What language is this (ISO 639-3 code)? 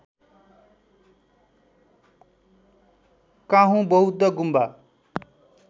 nep